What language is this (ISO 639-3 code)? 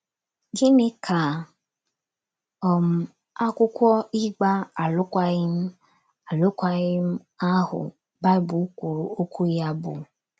ibo